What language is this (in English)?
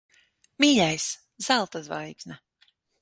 Latvian